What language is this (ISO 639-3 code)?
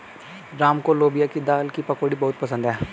hin